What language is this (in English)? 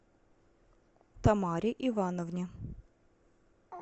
Russian